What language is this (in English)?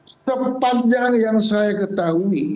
Indonesian